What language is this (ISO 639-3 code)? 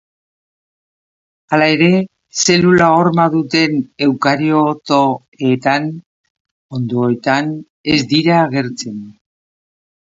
eus